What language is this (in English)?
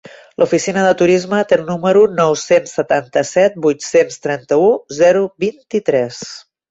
Catalan